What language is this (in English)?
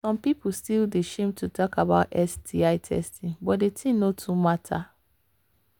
Nigerian Pidgin